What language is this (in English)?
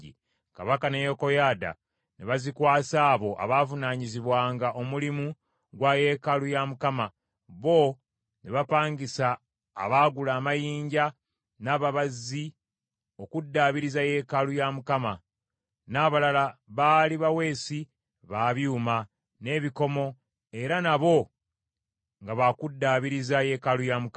Ganda